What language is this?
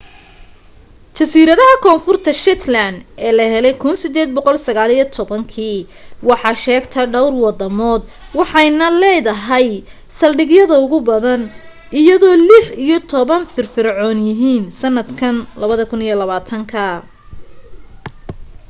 Somali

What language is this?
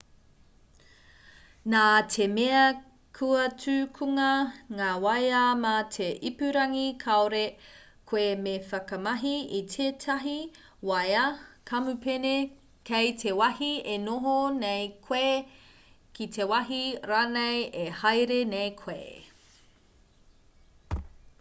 Māori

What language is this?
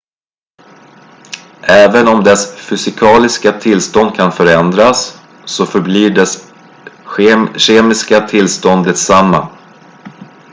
Swedish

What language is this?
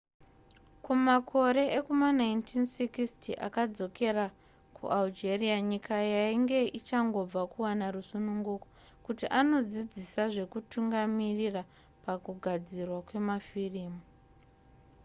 Shona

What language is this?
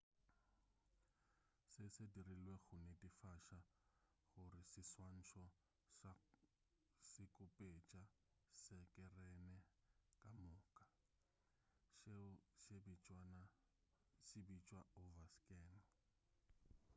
Northern Sotho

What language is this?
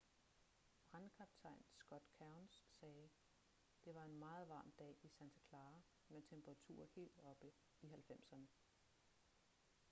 Danish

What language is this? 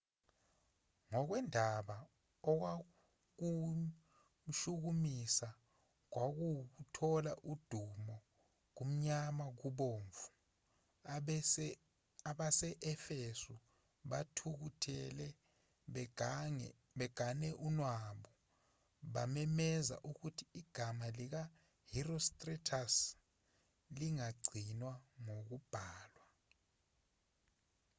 Zulu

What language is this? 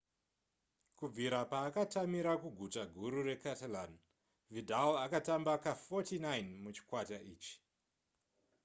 Shona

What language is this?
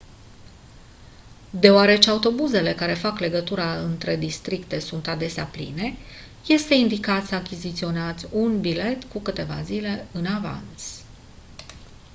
Romanian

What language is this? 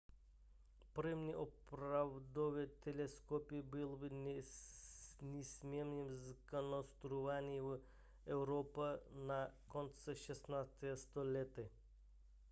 Czech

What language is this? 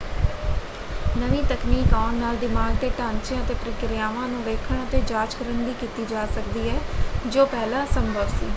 Punjabi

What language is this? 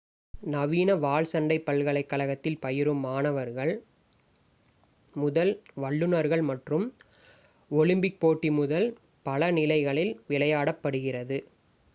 Tamil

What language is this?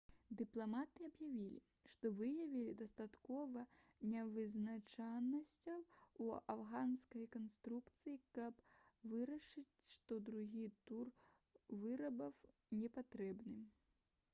Belarusian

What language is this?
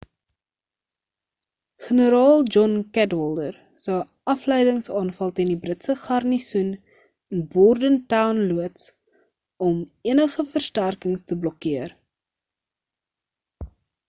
Afrikaans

